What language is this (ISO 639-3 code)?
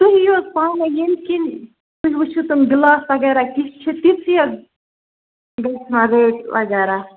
kas